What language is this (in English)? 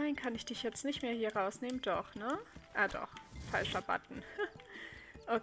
German